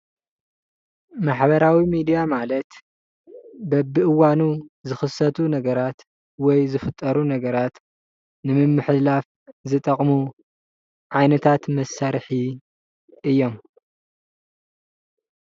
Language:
Tigrinya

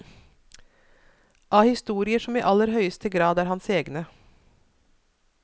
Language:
Norwegian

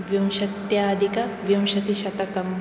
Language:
Sanskrit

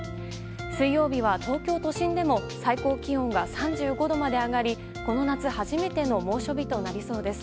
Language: Japanese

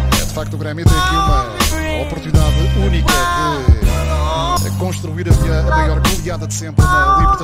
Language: Portuguese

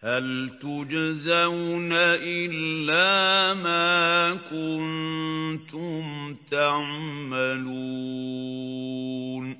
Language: Arabic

